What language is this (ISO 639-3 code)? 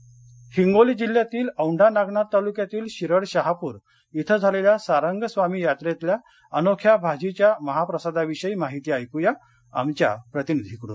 mar